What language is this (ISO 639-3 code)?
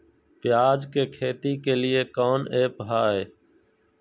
mag